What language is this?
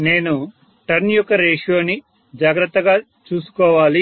Telugu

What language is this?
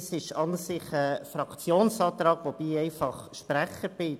Swiss German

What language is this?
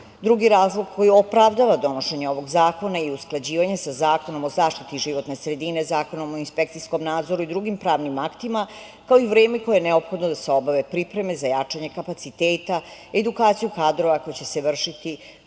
Serbian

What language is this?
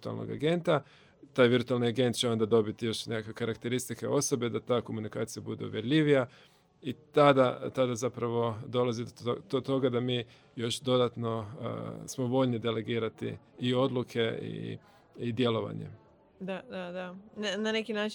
Croatian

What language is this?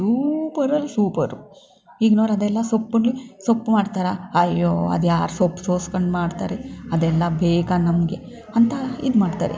Kannada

